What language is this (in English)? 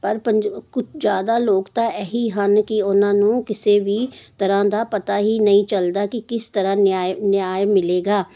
Punjabi